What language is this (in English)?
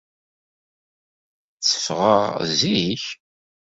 Kabyle